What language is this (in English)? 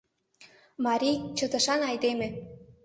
Mari